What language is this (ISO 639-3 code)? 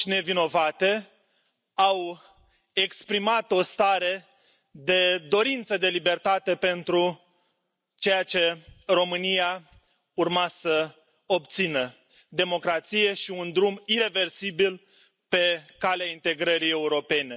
ron